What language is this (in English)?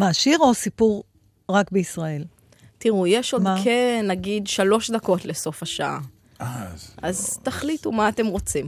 Hebrew